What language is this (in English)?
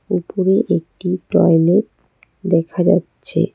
Bangla